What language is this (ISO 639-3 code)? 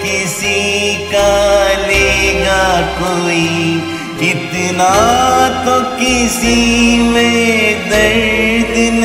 ron